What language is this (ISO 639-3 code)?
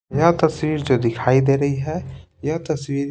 hin